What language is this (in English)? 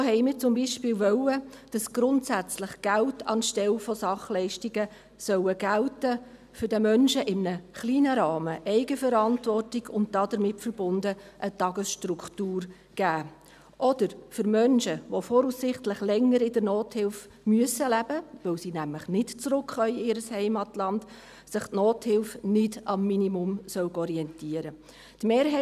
Swiss German